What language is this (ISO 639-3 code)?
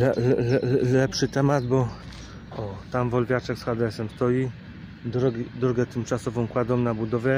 pol